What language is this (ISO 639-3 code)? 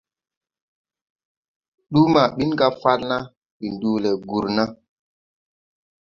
tui